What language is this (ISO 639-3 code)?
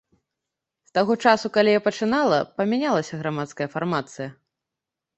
bel